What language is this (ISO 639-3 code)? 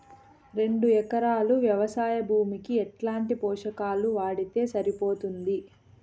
tel